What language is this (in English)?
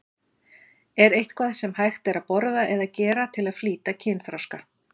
Icelandic